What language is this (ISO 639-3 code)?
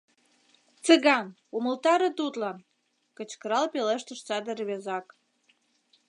chm